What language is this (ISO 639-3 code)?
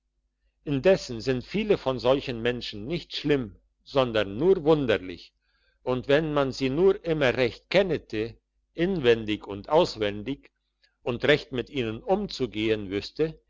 deu